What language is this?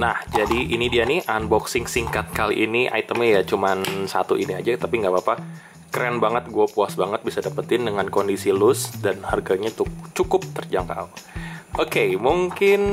Indonesian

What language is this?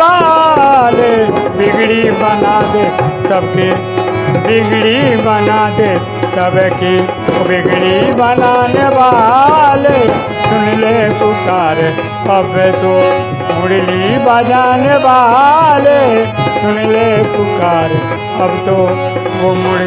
Hindi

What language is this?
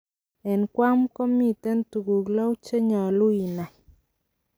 Kalenjin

